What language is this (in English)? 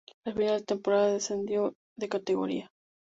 Spanish